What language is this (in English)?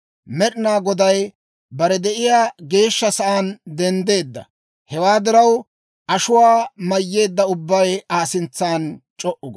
Dawro